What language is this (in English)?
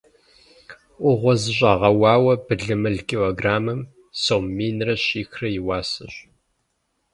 Kabardian